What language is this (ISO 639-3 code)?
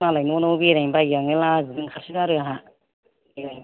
brx